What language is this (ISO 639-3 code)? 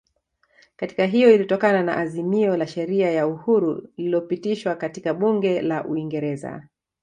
swa